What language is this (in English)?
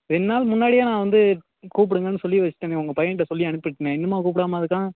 Tamil